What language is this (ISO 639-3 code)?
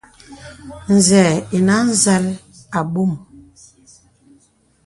beb